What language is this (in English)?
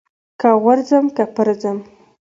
Pashto